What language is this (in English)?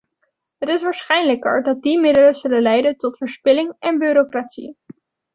Dutch